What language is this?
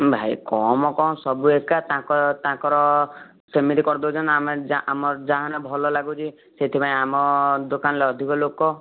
Odia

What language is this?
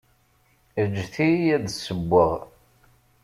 Kabyle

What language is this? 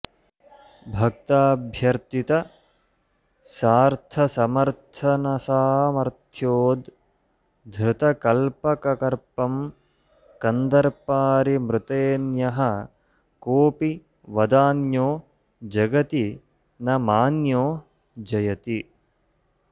Sanskrit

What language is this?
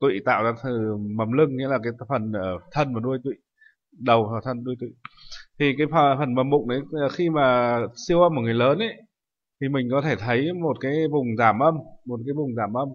Vietnamese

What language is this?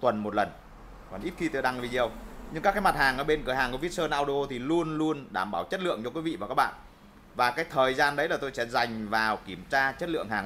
Vietnamese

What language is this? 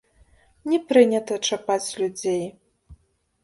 Belarusian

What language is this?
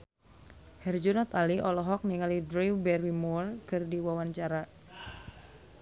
Sundanese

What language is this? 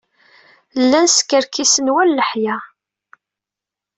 Kabyle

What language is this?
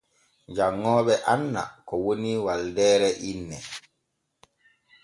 Borgu Fulfulde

